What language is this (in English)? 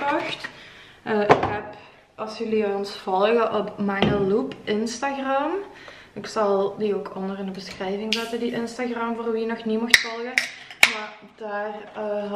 Dutch